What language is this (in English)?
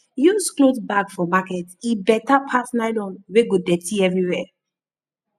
Nigerian Pidgin